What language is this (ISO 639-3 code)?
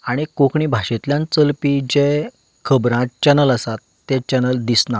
kok